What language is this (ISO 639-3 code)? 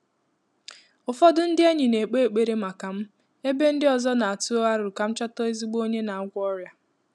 ibo